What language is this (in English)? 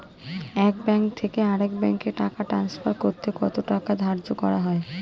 Bangla